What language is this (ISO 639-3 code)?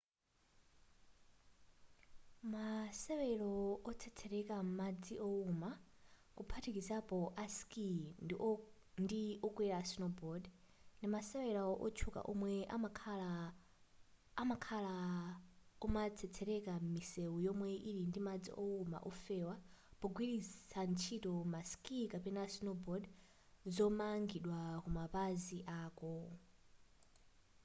nya